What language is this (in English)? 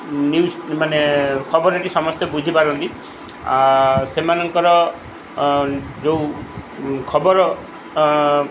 Odia